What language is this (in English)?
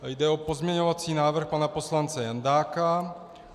Czech